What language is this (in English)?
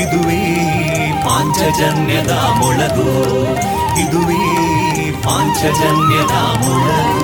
Kannada